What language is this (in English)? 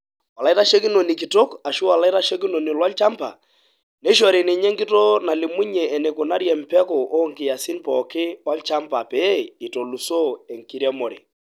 Masai